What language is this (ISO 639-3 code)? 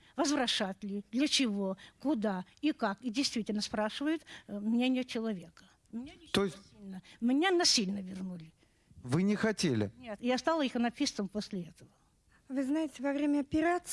rus